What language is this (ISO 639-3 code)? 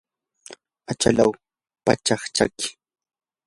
qur